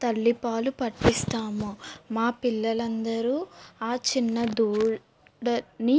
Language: Telugu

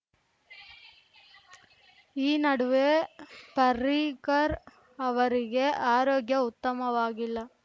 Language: Kannada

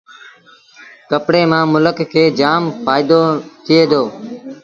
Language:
Sindhi Bhil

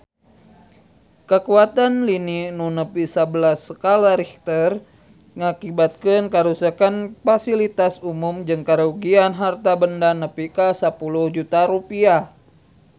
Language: Sundanese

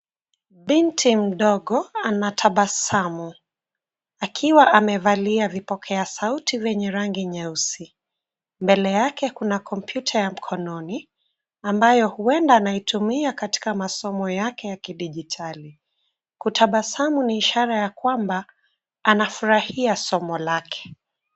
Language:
Swahili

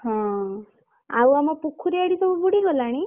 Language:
Odia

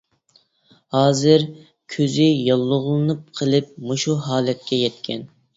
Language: Uyghur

